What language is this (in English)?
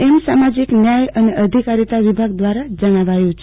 Gujarati